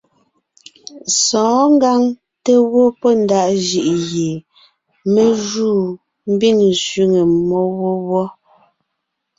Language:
Ngiemboon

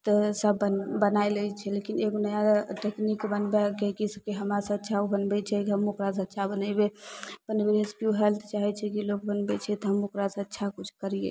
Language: Maithili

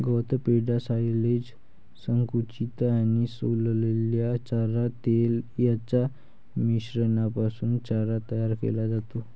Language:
Marathi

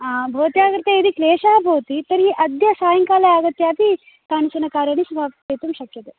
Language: Sanskrit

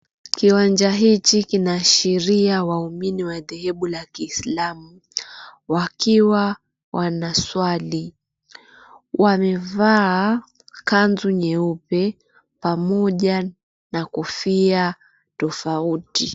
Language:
Swahili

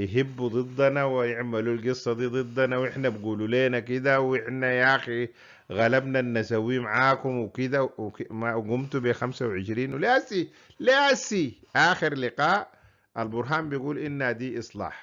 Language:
Arabic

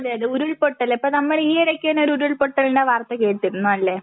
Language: Malayalam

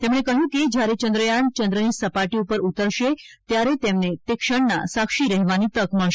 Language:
Gujarati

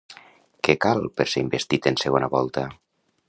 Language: Catalan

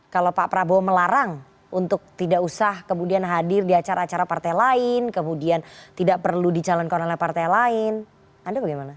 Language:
Indonesian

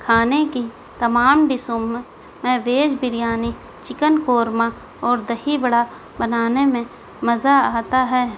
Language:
Urdu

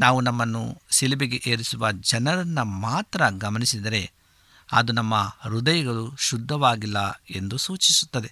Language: Kannada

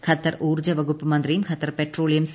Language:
Malayalam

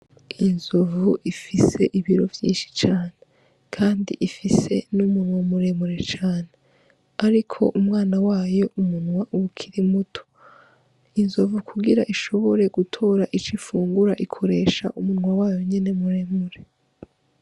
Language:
Rundi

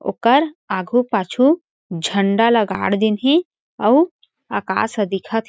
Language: Chhattisgarhi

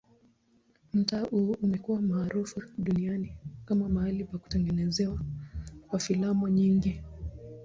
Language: Swahili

